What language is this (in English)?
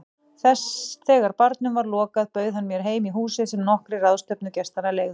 Icelandic